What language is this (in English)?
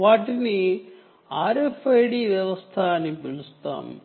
Telugu